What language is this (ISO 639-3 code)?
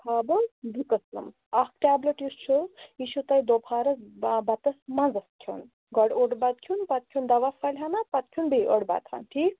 kas